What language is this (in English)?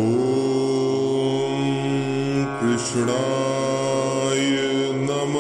Marathi